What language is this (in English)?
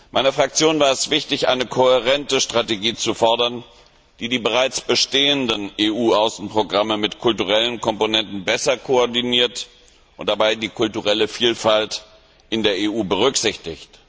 German